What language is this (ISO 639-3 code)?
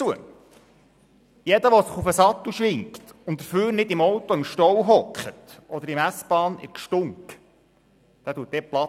gsw